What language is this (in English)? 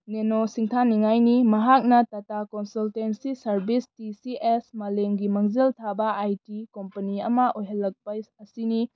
Manipuri